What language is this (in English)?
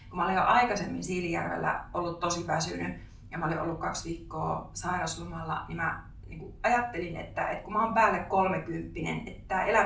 Finnish